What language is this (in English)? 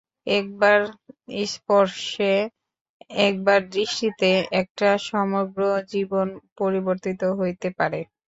Bangla